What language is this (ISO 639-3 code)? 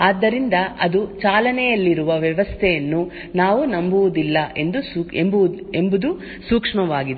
kan